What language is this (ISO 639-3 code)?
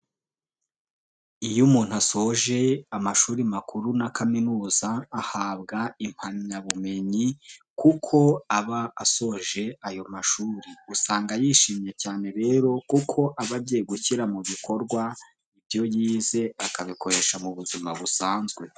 kin